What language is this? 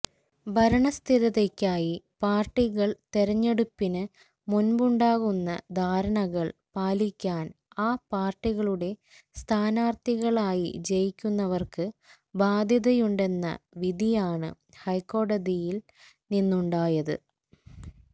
Malayalam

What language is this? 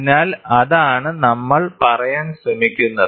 Malayalam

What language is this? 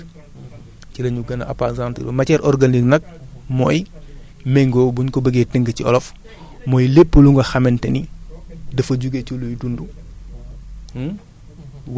Wolof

